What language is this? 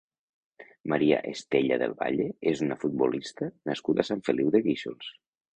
Catalan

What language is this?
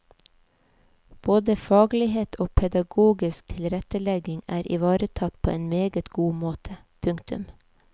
Norwegian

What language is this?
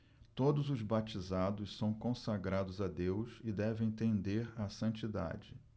Portuguese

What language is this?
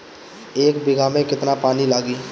Bhojpuri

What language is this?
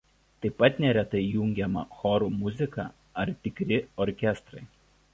Lithuanian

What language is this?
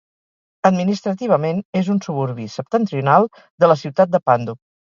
Catalan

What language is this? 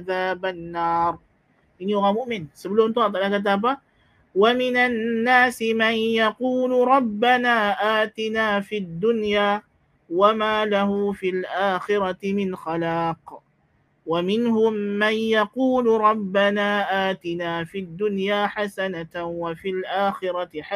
Malay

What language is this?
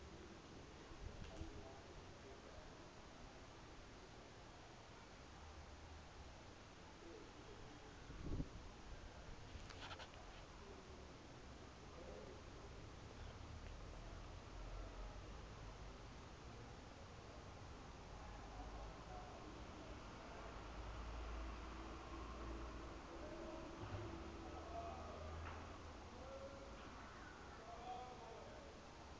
Southern Sotho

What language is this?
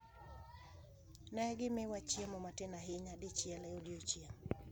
Luo (Kenya and Tanzania)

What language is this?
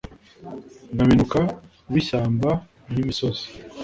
Kinyarwanda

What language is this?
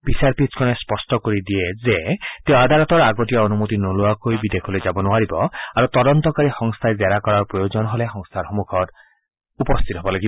Assamese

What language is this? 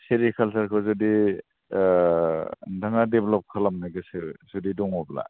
Bodo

